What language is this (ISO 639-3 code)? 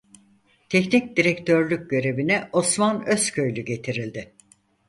tur